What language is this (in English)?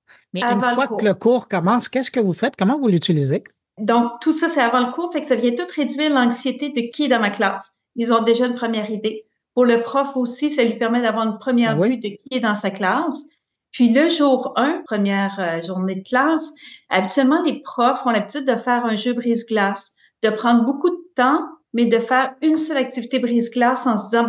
French